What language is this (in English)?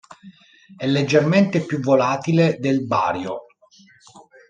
Italian